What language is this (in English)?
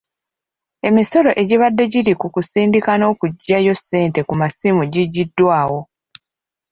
Ganda